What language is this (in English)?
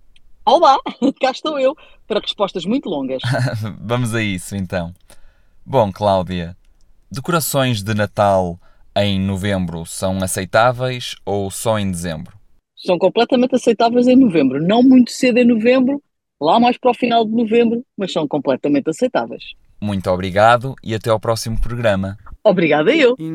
Portuguese